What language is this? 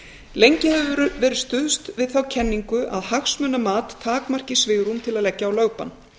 Icelandic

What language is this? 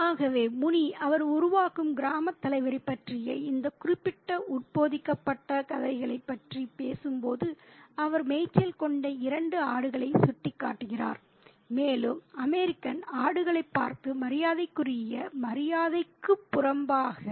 Tamil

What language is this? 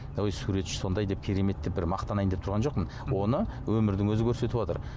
Kazakh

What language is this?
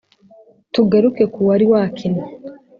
Kinyarwanda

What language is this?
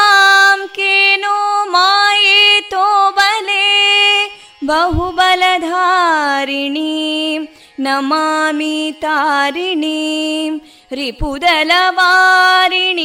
Kannada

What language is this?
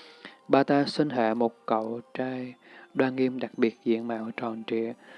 Vietnamese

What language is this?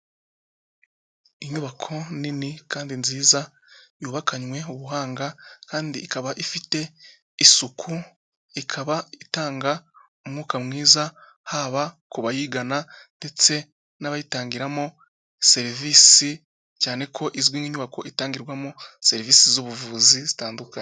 Kinyarwanda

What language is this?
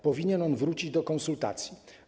Polish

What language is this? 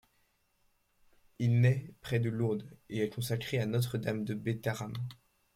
French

